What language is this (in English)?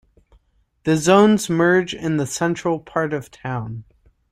English